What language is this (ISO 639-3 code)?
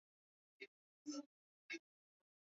swa